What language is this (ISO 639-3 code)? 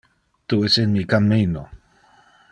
ina